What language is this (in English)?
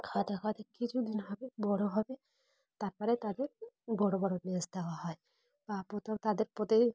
Bangla